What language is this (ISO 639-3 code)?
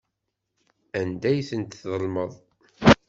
kab